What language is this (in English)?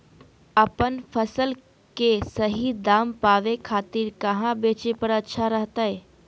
Magahi